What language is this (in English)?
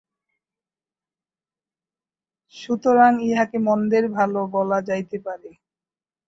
Bangla